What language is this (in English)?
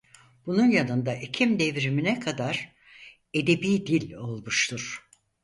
Turkish